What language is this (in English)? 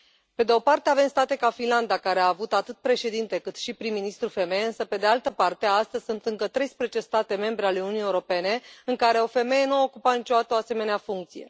Romanian